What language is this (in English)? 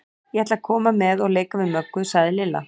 Icelandic